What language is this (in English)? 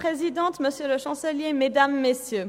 Swiss German